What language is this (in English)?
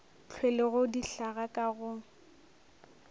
Northern Sotho